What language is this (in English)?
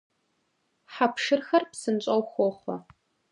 Kabardian